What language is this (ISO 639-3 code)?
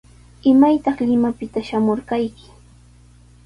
qws